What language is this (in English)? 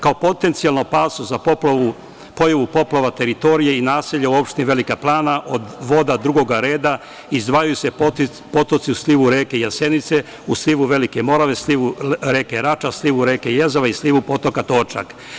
Serbian